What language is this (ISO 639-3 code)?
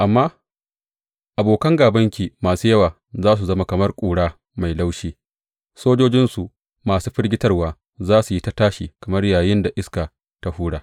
hau